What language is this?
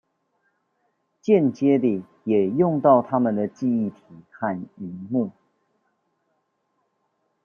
Chinese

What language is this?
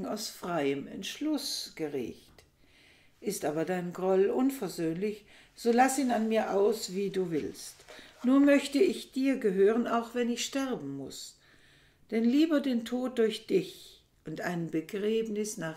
German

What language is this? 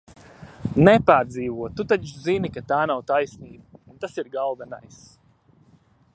Latvian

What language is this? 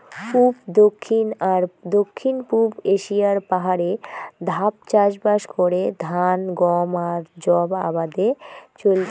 Bangla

